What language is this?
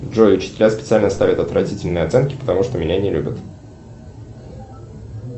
Russian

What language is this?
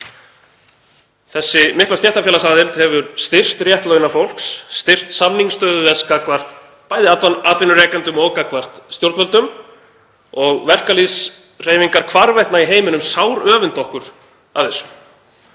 Icelandic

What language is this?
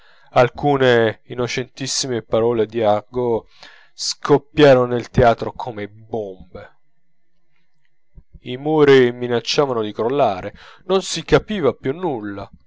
Italian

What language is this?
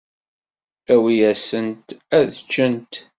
Kabyle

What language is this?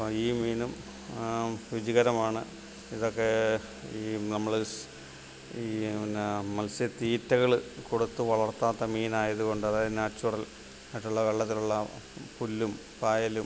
Malayalam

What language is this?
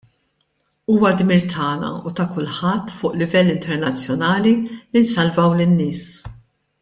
Maltese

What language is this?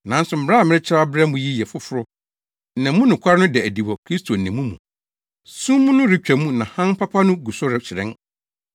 Akan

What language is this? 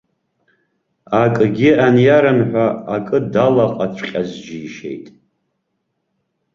Abkhazian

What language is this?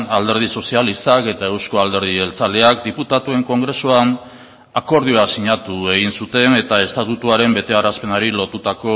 Basque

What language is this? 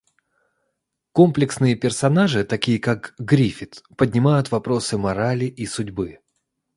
Russian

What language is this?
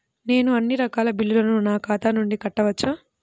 Telugu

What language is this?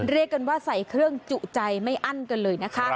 Thai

